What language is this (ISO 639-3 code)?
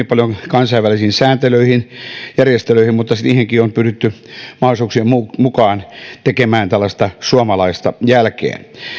fin